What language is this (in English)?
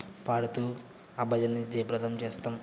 Telugu